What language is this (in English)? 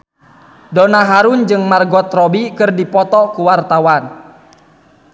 Sundanese